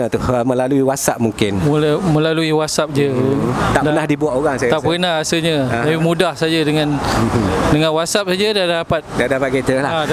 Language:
Malay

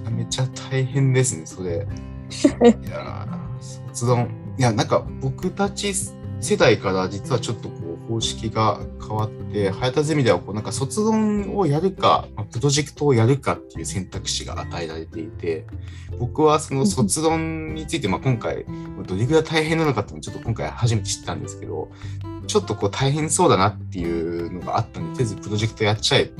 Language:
Japanese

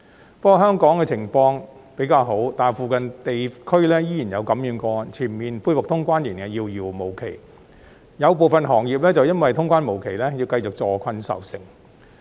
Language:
Cantonese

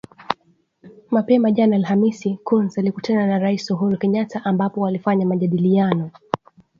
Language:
Swahili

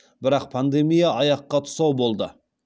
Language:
Kazakh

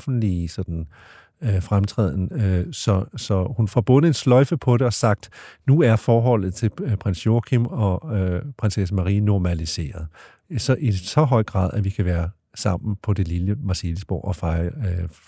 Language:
Danish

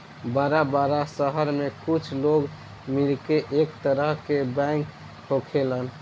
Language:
Bhojpuri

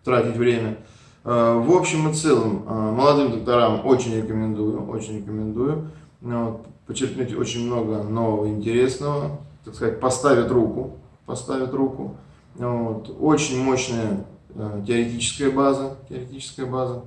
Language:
Russian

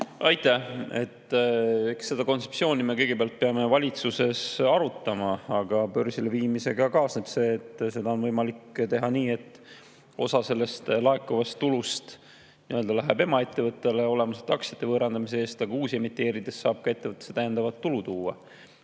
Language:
Estonian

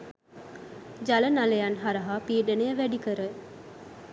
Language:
Sinhala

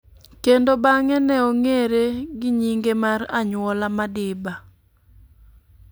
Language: Luo (Kenya and Tanzania)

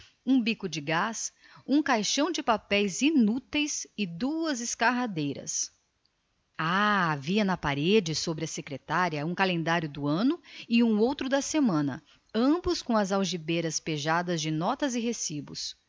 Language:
Portuguese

